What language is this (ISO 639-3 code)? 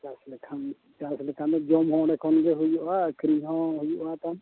sat